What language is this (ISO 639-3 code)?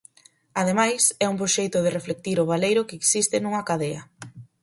glg